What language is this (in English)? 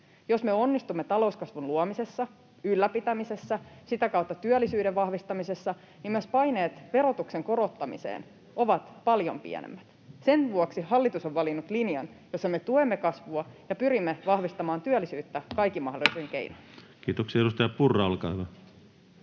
Finnish